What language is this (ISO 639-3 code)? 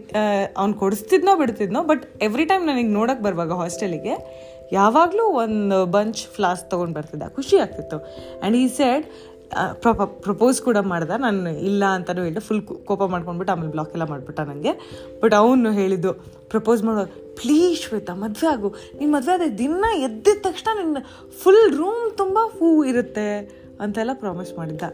kan